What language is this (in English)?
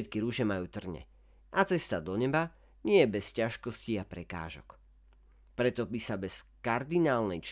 Slovak